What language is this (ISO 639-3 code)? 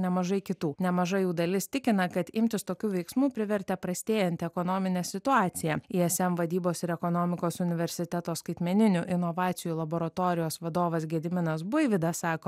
lit